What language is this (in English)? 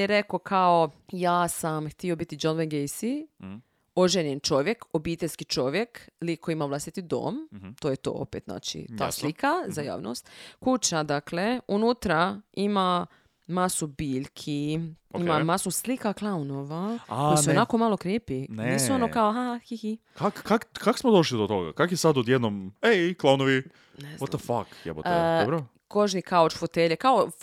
Croatian